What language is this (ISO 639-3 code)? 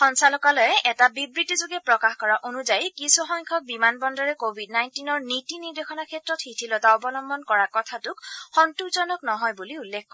asm